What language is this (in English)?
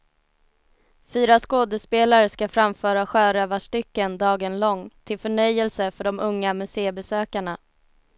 Swedish